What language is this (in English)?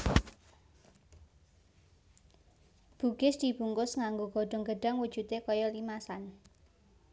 Javanese